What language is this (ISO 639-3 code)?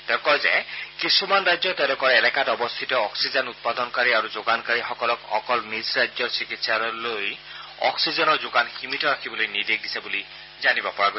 asm